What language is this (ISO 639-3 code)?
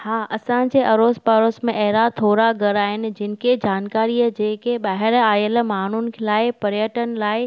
snd